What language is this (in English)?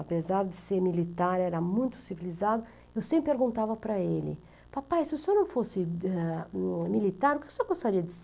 Portuguese